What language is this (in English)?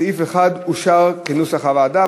Hebrew